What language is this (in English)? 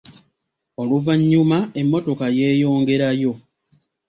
Ganda